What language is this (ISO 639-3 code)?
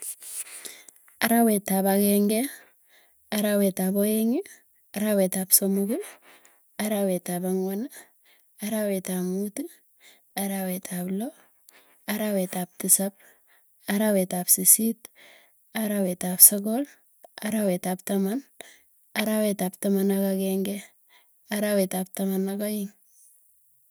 tuy